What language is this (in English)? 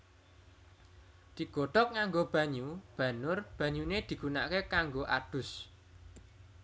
Javanese